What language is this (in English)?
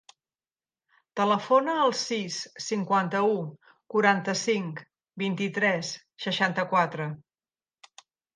Catalan